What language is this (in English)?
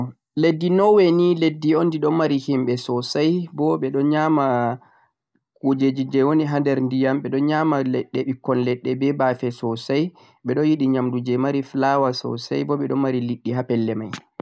Central-Eastern Niger Fulfulde